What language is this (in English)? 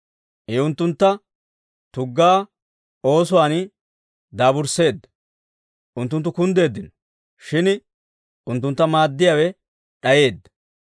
Dawro